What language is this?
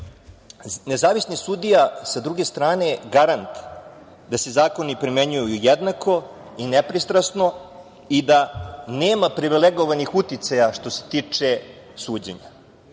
Serbian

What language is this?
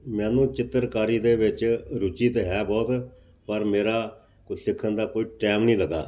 Punjabi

